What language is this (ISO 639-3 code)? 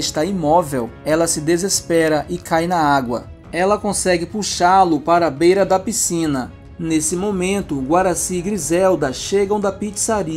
por